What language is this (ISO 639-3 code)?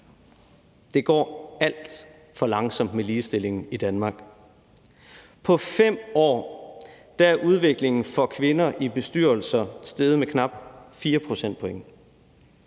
dan